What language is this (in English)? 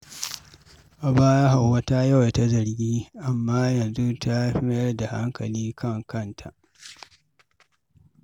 Hausa